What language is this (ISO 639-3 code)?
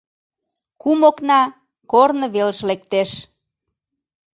chm